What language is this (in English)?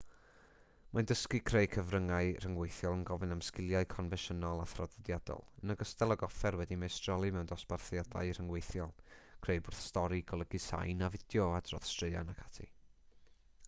Welsh